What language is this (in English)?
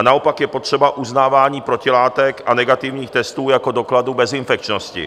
Czech